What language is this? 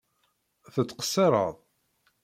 Kabyle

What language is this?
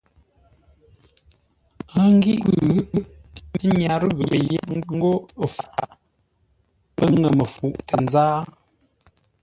Ngombale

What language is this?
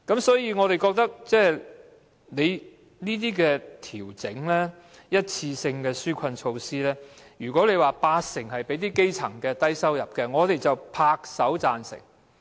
Cantonese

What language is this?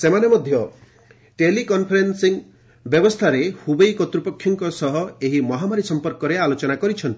Odia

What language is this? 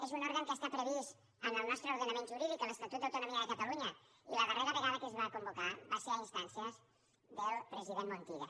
Catalan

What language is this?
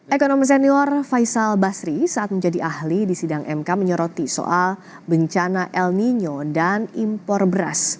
Indonesian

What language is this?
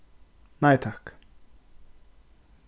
Faroese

